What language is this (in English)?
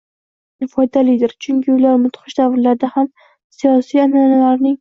Uzbek